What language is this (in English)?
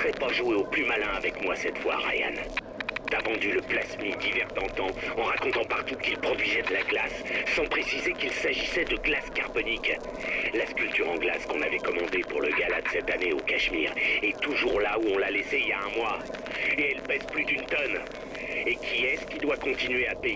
French